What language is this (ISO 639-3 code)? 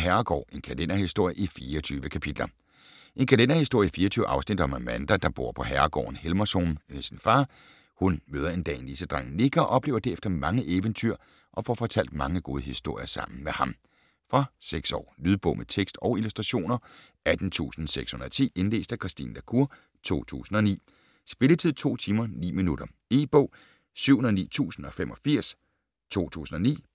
dan